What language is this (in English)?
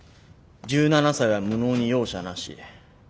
Japanese